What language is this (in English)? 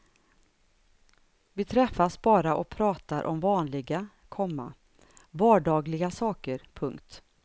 Swedish